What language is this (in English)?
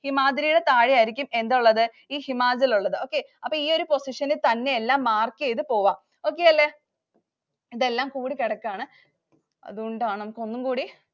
Malayalam